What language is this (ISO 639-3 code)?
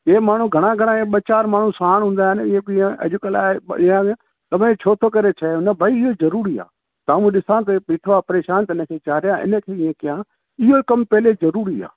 snd